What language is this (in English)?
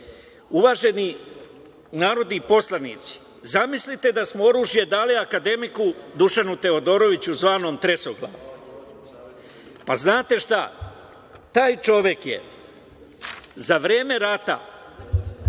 Serbian